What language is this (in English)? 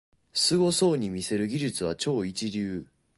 Japanese